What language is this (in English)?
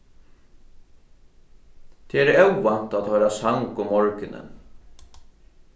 Faroese